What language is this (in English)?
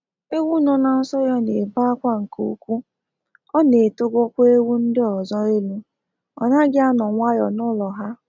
Igbo